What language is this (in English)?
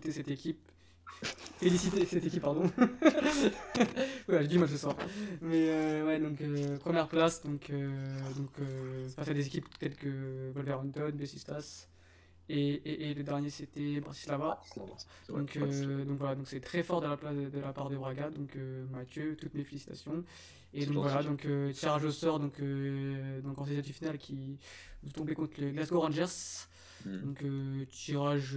French